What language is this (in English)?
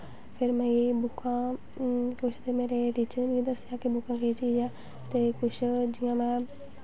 Dogri